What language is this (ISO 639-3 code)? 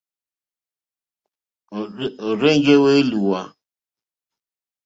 bri